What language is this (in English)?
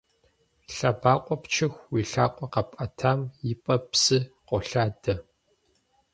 Kabardian